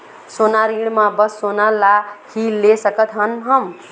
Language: Chhattisgarhi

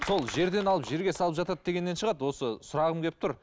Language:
Kazakh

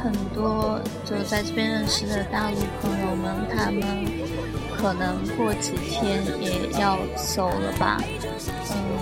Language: Chinese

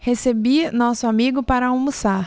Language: Portuguese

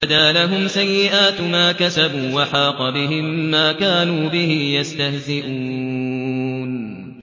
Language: Arabic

